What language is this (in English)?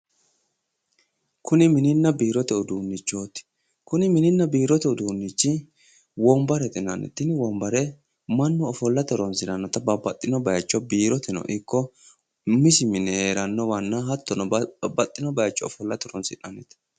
Sidamo